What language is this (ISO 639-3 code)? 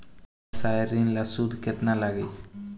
bho